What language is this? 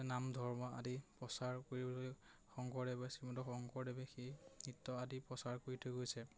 Assamese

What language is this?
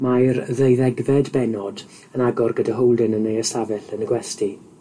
Welsh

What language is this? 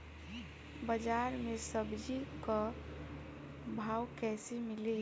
Bhojpuri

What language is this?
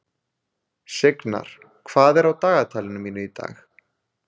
Icelandic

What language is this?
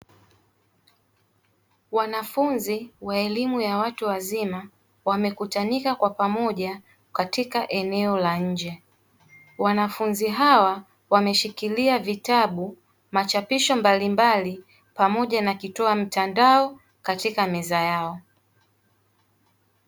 Swahili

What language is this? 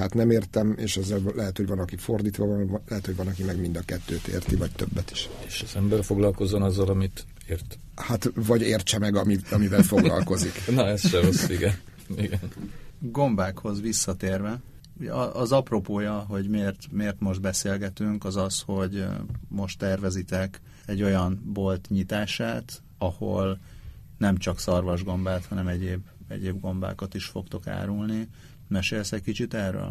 Hungarian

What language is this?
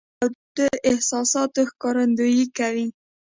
Pashto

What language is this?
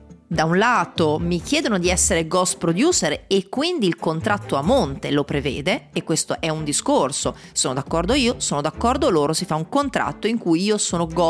Italian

